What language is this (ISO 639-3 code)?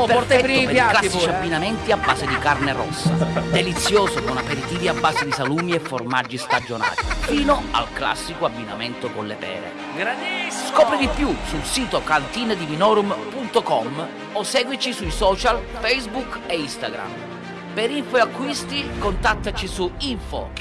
ita